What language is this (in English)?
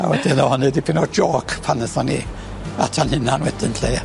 Welsh